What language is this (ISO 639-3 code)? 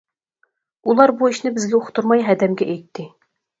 uig